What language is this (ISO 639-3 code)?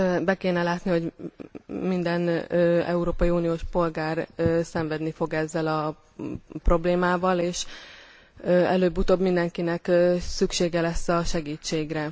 hun